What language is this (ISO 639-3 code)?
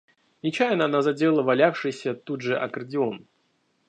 rus